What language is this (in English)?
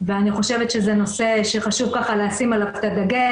Hebrew